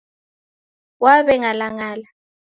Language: Taita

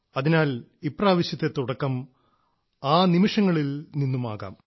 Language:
Malayalam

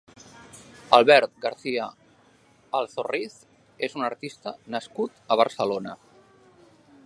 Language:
Catalan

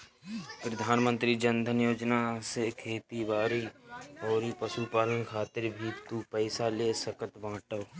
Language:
Bhojpuri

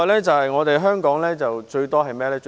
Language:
Cantonese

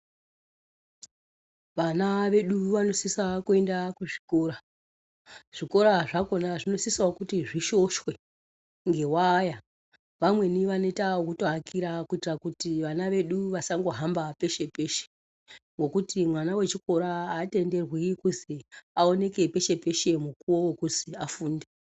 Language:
Ndau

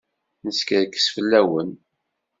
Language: Kabyle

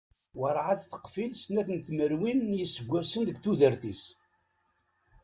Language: Kabyle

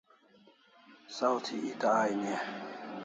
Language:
Kalasha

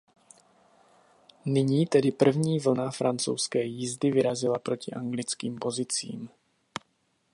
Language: Czech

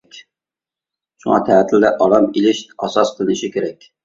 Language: Uyghur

